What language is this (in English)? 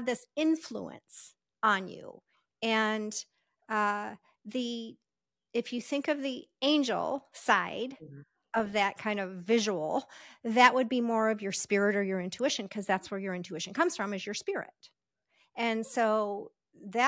English